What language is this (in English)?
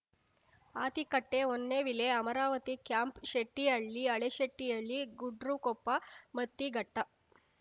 Kannada